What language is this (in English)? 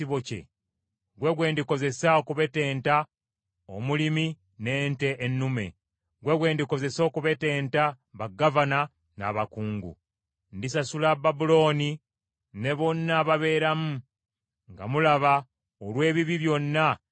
Ganda